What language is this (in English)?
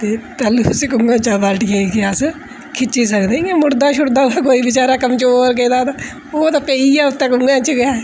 Dogri